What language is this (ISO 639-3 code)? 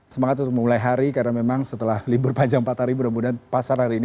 ind